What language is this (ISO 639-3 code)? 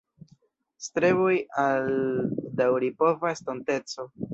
epo